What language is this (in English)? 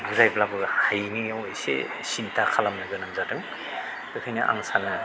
Bodo